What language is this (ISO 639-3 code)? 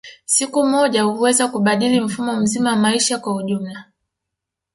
swa